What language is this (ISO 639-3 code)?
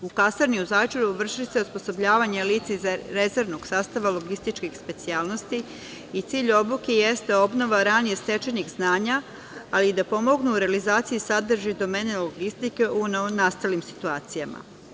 srp